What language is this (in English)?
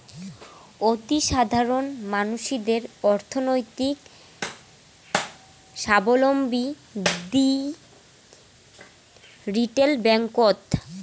Bangla